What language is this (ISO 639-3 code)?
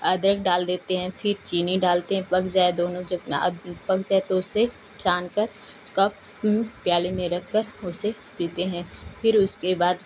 hin